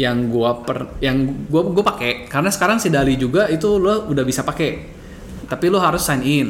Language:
Indonesian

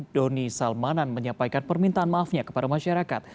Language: Indonesian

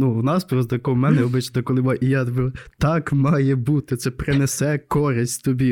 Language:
Ukrainian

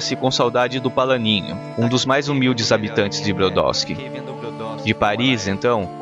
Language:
Portuguese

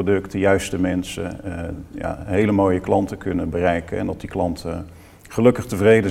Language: Dutch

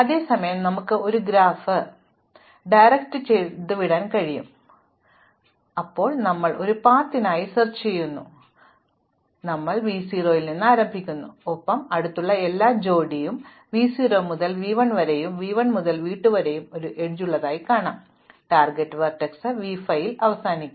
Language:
Malayalam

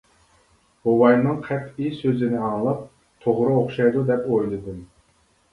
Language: Uyghur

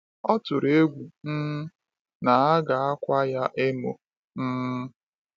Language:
Igbo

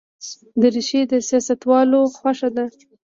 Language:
Pashto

